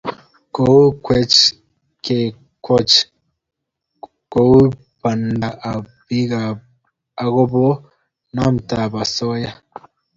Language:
Kalenjin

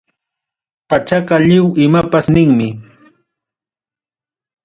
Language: Ayacucho Quechua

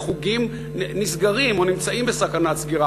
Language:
Hebrew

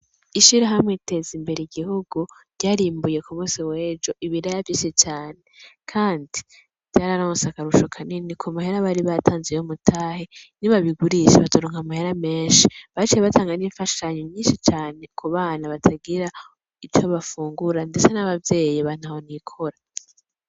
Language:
Rundi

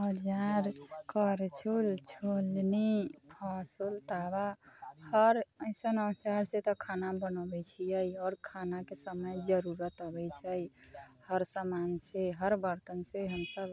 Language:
Maithili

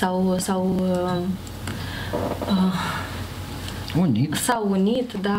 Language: Romanian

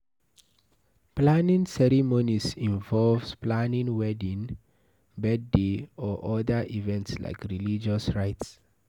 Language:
Nigerian Pidgin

